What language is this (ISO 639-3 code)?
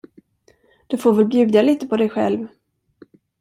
swe